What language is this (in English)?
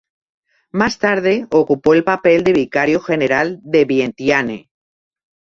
Spanish